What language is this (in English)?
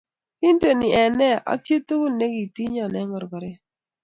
Kalenjin